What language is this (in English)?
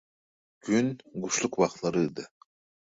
Turkmen